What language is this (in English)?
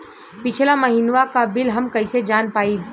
Bhojpuri